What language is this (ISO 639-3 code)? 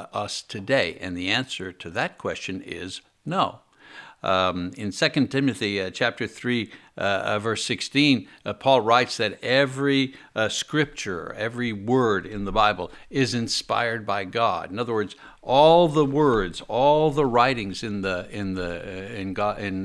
eng